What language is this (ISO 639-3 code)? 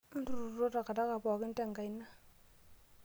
mas